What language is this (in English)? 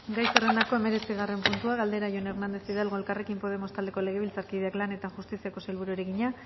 Basque